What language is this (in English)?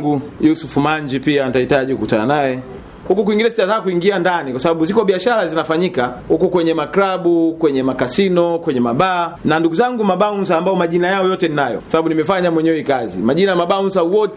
Swahili